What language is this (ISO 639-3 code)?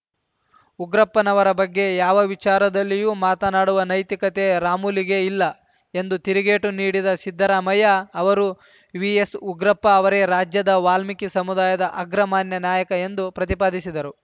kan